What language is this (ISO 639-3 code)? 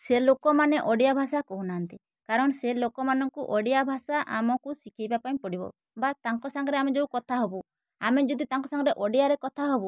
ori